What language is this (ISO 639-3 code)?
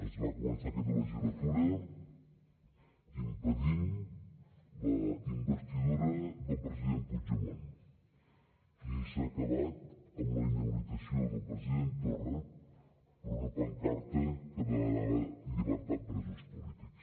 cat